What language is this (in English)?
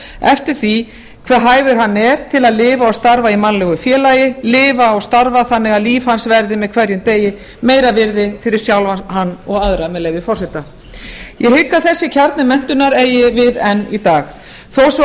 Icelandic